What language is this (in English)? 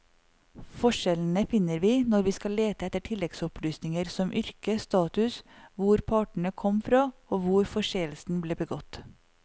Norwegian